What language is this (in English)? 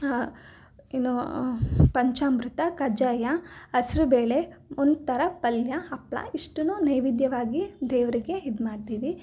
Kannada